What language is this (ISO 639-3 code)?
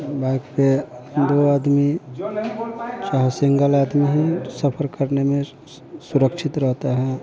hin